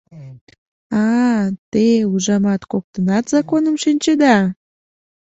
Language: Mari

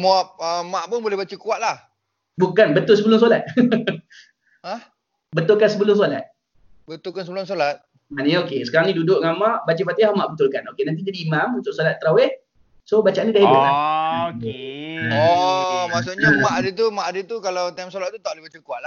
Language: Malay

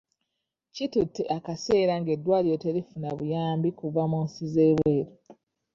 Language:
Ganda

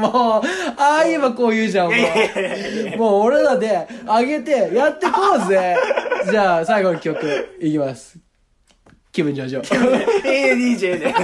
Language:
Japanese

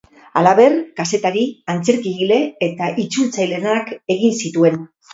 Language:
Basque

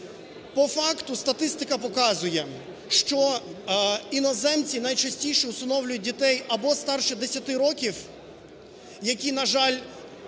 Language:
Ukrainian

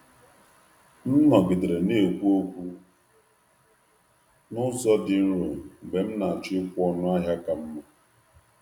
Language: Igbo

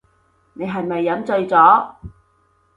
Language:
Cantonese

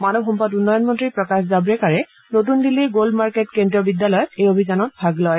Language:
Assamese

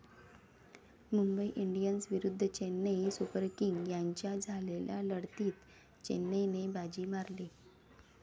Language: Marathi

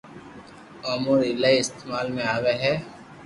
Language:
Loarki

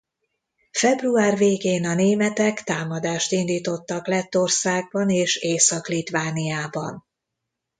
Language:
Hungarian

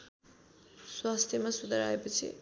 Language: Nepali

